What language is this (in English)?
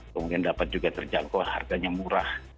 Indonesian